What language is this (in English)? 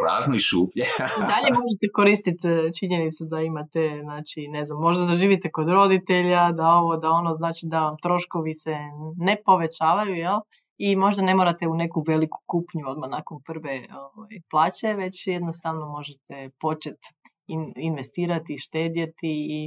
Croatian